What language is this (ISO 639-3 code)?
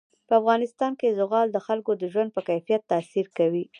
pus